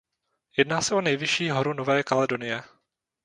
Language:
Czech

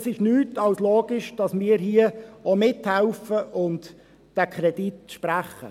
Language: Swiss German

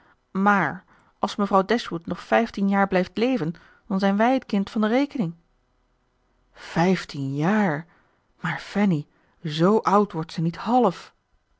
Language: Dutch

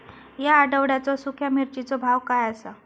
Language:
Marathi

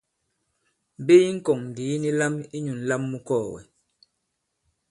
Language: Bankon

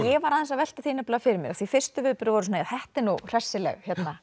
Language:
Icelandic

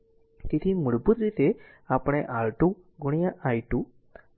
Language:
Gujarati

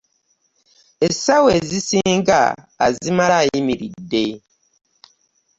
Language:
Ganda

